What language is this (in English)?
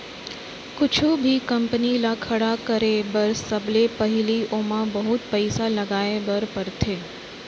Chhattisgarhi